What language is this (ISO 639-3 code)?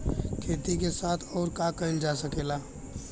bho